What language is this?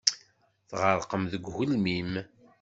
Kabyle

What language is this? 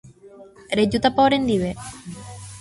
Guarani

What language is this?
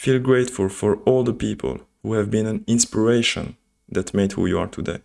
English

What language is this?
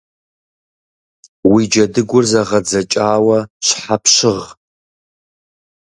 Kabardian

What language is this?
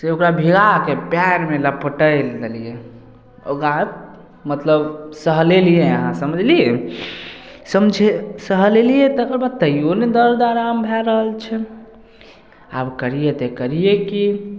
Maithili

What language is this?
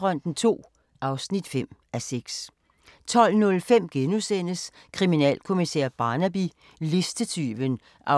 Danish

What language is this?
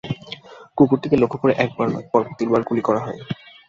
Bangla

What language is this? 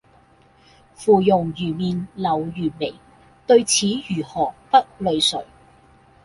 Cantonese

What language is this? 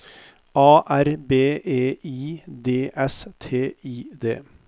Norwegian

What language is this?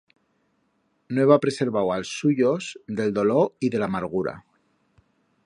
Aragonese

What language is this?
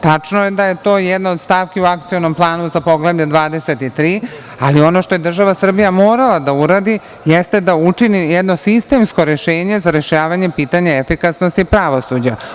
Serbian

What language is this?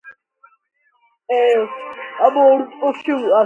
Georgian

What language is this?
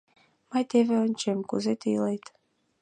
Mari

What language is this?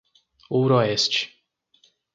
Portuguese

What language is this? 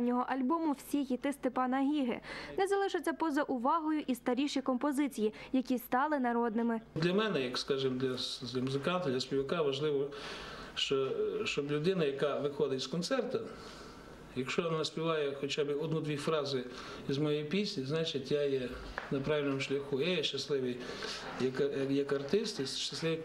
Ukrainian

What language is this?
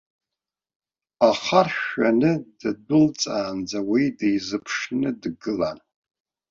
Abkhazian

